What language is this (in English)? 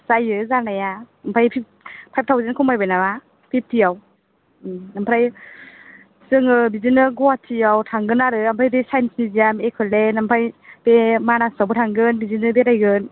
Bodo